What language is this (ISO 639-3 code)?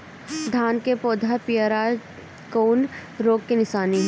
bho